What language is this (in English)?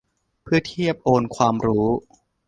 Thai